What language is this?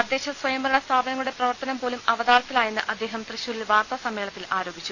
Malayalam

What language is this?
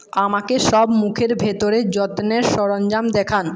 Bangla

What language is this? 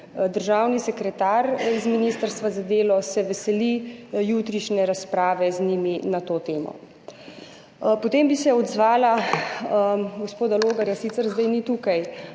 Slovenian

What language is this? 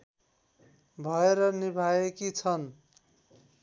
Nepali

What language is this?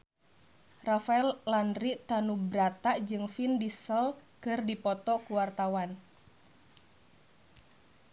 Sundanese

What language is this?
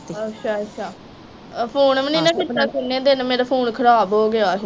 Punjabi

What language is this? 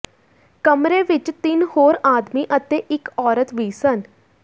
Punjabi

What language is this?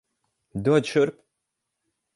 Latvian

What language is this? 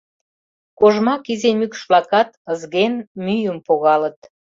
Mari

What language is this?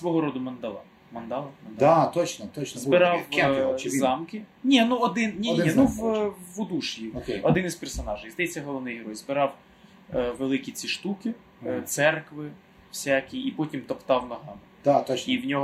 Ukrainian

